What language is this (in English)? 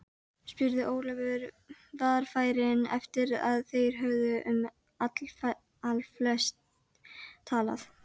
Icelandic